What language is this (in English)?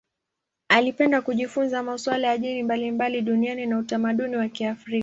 Swahili